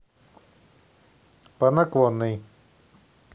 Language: Russian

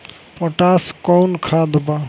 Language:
Bhojpuri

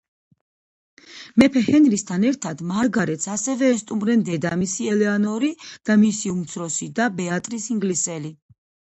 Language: Georgian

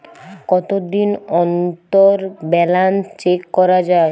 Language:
Bangla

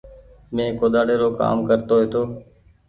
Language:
Goaria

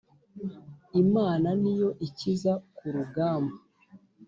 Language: Kinyarwanda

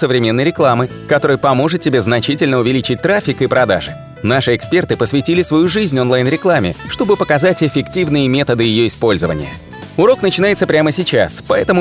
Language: Russian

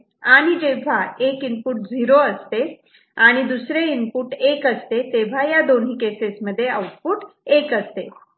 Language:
Marathi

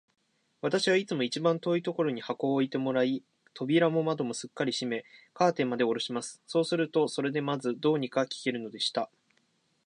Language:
Japanese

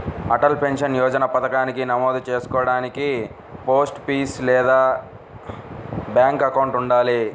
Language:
Telugu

